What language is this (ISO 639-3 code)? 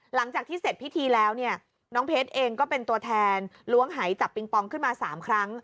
tha